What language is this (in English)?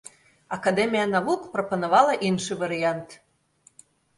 Belarusian